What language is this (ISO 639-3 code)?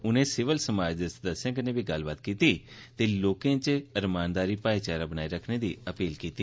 doi